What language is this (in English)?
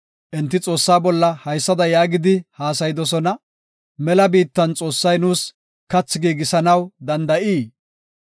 Gofa